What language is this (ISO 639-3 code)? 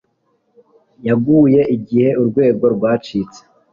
kin